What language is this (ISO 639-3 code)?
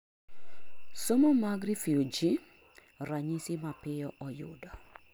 luo